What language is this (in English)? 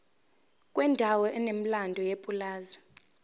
Zulu